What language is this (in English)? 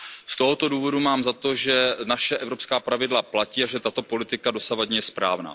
Czech